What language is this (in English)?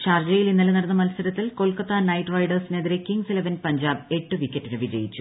Malayalam